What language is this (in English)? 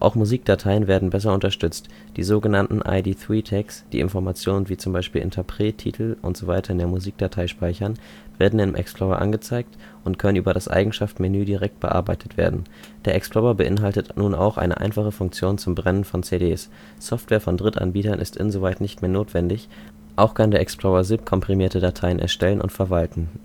German